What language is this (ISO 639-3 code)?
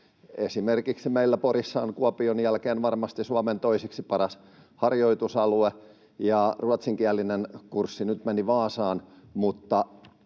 fin